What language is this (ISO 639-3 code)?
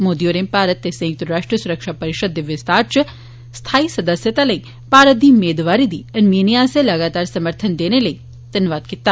doi